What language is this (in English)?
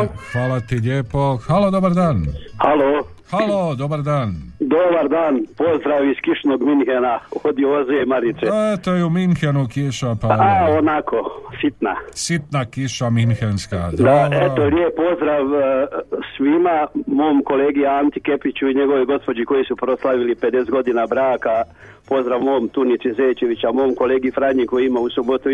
Croatian